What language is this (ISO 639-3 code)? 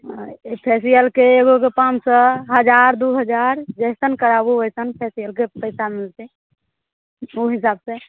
mai